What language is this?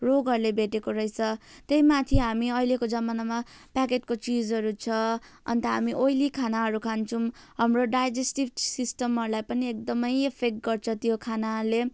Nepali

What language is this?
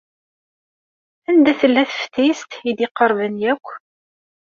Kabyle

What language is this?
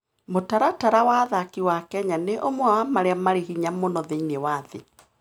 Kikuyu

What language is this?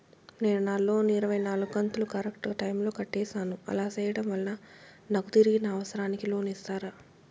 Telugu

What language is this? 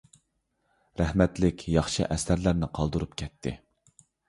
Uyghur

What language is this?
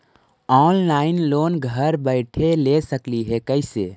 Magahi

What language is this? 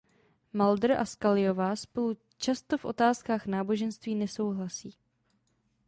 Czech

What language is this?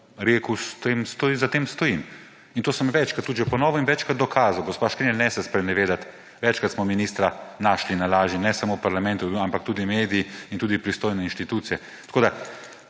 Slovenian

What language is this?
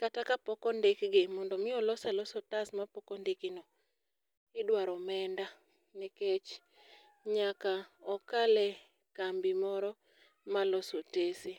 Luo (Kenya and Tanzania)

